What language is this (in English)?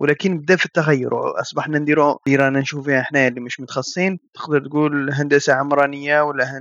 Arabic